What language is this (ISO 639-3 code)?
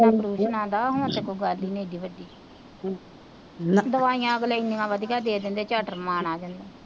pan